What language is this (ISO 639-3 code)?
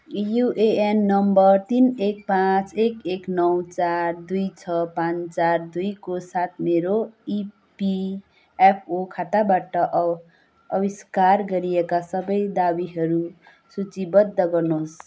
nep